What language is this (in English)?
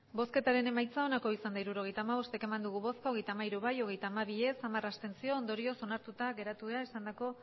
Basque